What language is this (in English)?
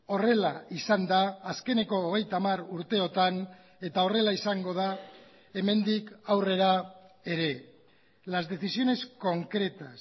Basque